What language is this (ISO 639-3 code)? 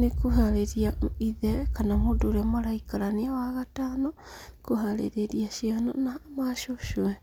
kik